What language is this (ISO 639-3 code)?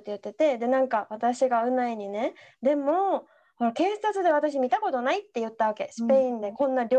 jpn